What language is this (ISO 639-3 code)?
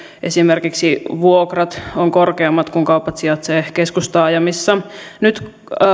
fin